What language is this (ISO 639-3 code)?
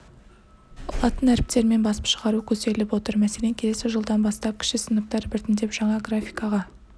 kaz